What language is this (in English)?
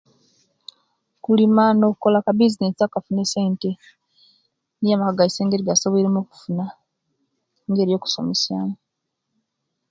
Kenyi